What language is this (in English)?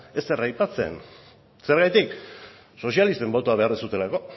Basque